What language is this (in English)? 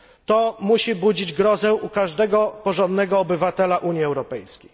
Polish